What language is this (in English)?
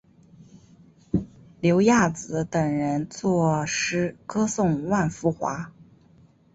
Chinese